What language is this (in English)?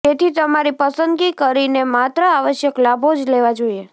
Gujarati